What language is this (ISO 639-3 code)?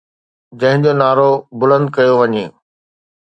snd